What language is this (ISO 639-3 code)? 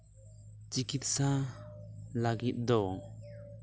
sat